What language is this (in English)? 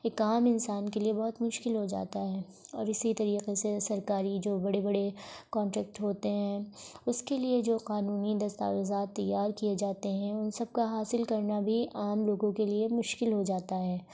Urdu